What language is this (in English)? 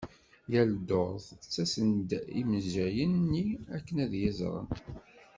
Kabyle